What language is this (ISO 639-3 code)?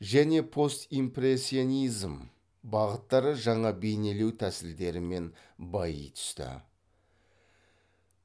kaz